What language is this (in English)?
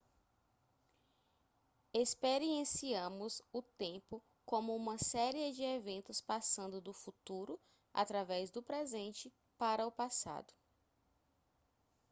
Portuguese